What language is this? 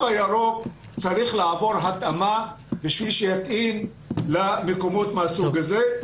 Hebrew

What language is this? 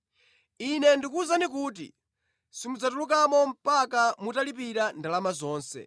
Nyanja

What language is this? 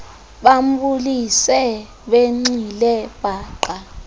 Xhosa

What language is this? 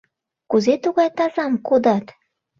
Mari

